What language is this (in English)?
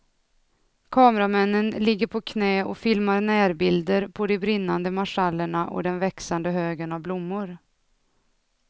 Swedish